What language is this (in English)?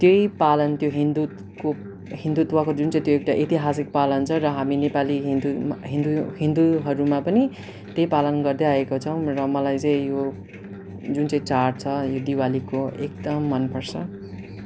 Nepali